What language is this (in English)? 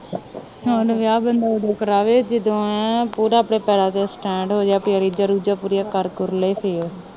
Punjabi